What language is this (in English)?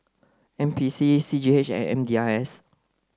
English